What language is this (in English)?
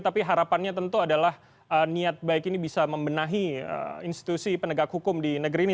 Indonesian